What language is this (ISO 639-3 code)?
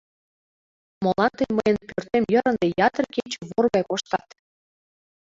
chm